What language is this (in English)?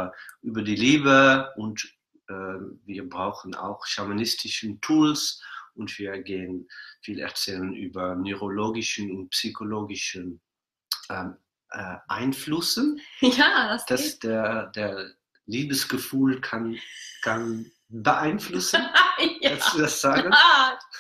German